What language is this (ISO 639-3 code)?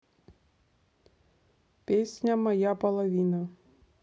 rus